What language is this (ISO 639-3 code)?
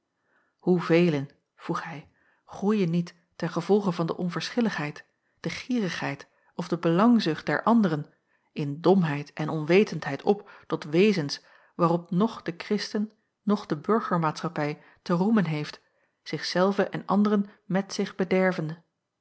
nld